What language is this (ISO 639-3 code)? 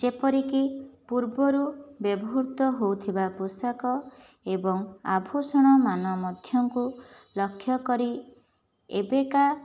ori